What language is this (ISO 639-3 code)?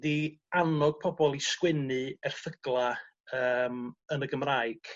cym